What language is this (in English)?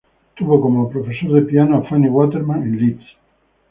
Spanish